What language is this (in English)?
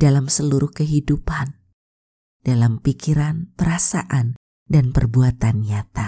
Indonesian